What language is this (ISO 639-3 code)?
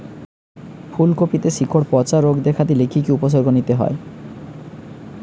ben